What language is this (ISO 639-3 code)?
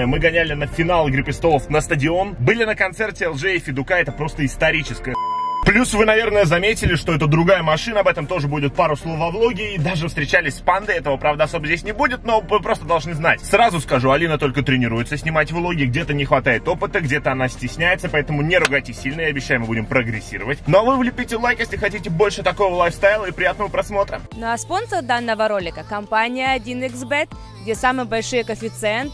rus